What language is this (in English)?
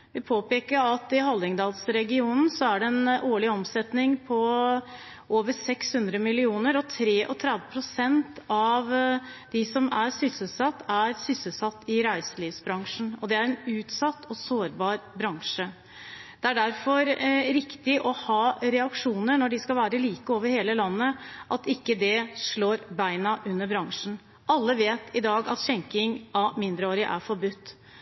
Norwegian Bokmål